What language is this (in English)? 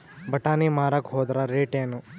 Kannada